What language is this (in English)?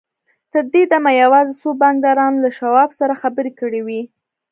Pashto